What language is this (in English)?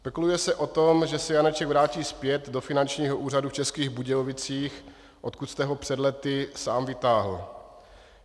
Czech